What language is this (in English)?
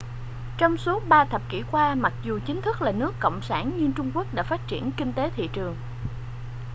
Vietnamese